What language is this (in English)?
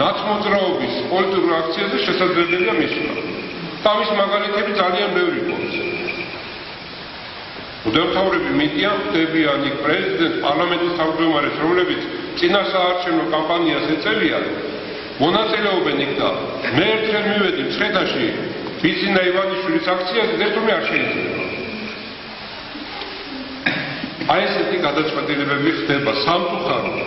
Romanian